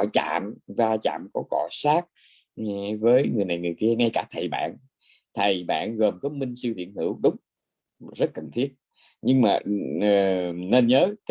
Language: Vietnamese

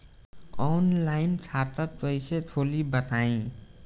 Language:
Bhojpuri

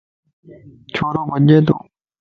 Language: Lasi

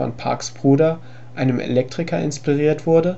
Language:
German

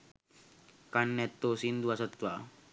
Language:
Sinhala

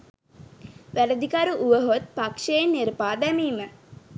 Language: Sinhala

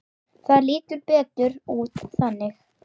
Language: Icelandic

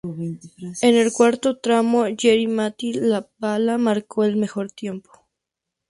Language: Spanish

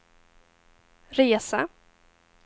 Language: Swedish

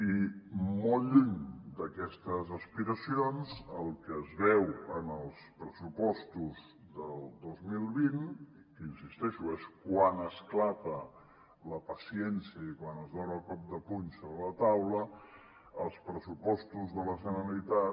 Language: Catalan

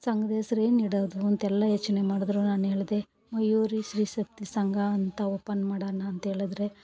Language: Kannada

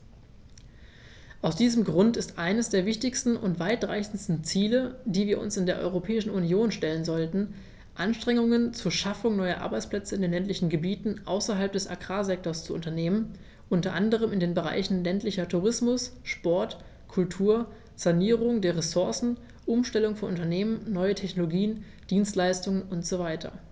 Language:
German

